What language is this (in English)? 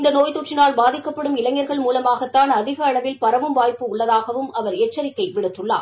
Tamil